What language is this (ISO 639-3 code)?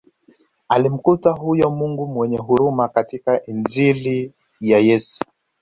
swa